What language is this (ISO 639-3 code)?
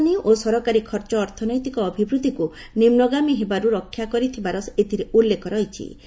ori